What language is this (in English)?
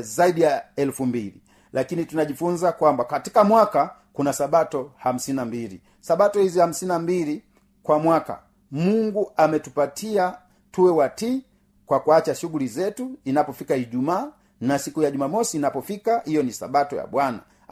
Swahili